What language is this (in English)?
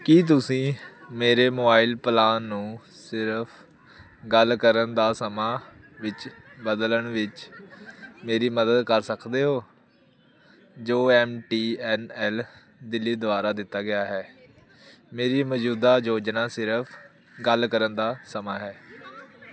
Punjabi